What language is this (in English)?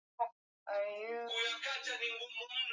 Swahili